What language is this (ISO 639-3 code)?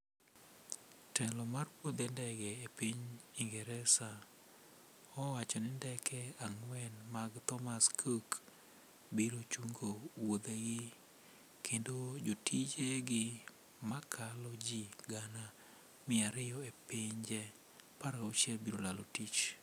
luo